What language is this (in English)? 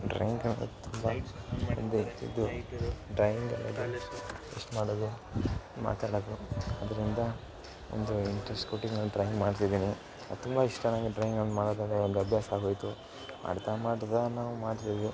Kannada